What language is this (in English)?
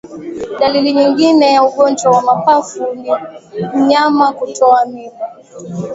Swahili